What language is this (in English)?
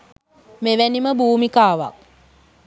Sinhala